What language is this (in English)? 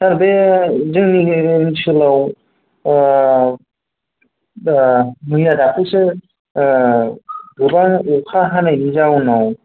Bodo